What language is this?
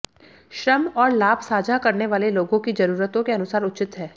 Hindi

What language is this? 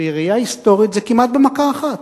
Hebrew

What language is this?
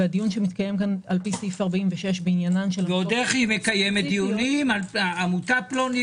Hebrew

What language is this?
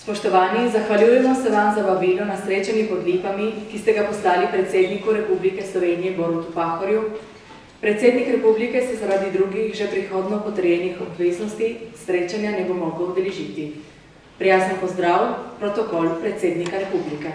Bulgarian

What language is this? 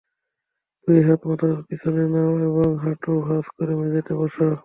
Bangla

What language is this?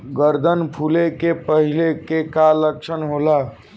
Bhojpuri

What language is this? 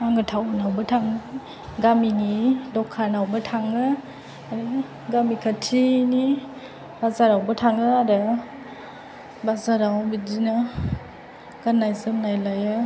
Bodo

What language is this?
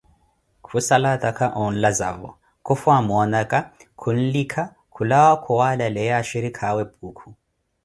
Koti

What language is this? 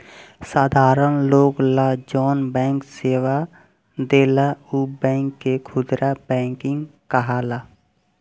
Bhojpuri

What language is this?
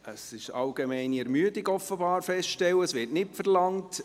Swiss German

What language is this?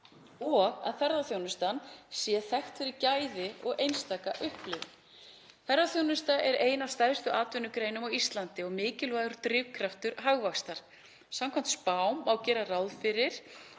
Icelandic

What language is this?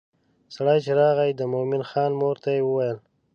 Pashto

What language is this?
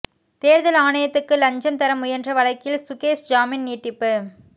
Tamil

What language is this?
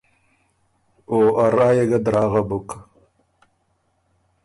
Ormuri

